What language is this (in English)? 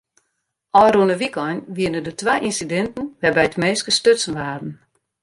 Western Frisian